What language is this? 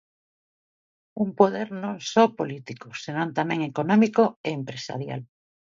Galician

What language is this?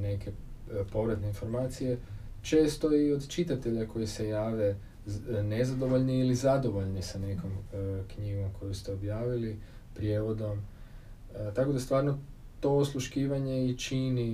Croatian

